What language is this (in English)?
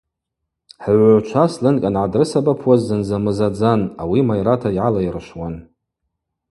Abaza